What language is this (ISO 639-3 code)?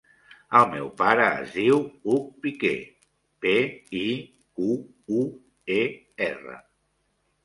cat